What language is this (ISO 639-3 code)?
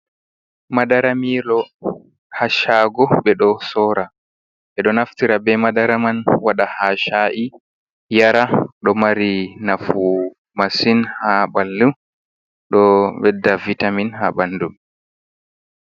ful